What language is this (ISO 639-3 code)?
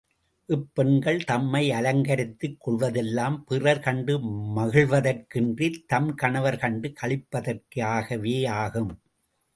tam